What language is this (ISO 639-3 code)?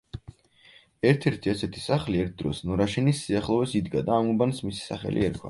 kat